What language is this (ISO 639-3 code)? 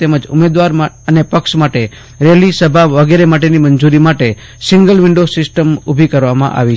guj